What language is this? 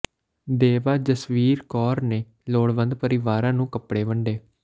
Punjabi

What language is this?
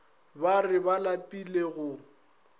Northern Sotho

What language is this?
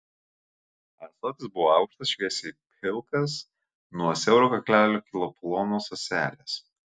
Lithuanian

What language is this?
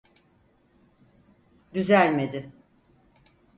Turkish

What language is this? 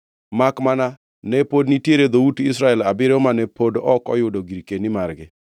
Luo (Kenya and Tanzania)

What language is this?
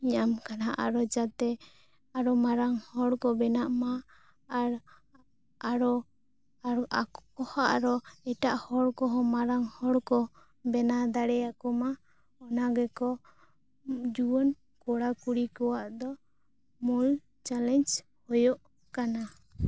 Santali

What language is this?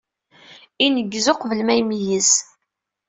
Kabyle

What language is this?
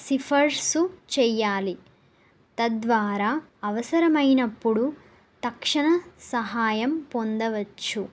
Telugu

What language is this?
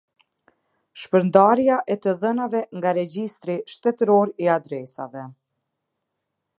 Albanian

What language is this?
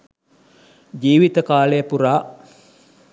Sinhala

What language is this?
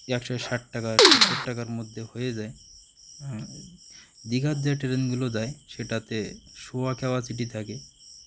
Bangla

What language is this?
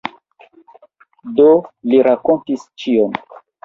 Esperanto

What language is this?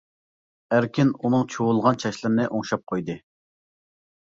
Uyghur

